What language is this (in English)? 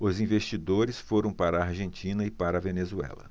Portuguese